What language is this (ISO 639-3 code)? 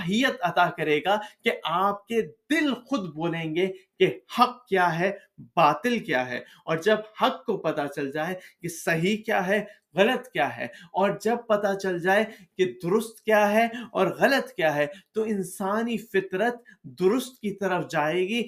urd